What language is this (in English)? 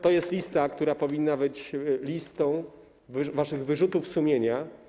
Polish